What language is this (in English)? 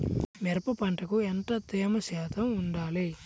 Telugu